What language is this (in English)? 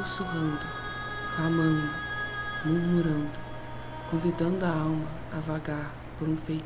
Portuguese